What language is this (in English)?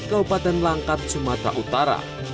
Indonesian